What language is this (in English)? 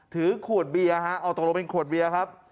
Thai